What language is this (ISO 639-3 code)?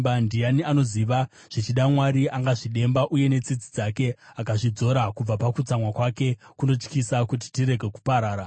sna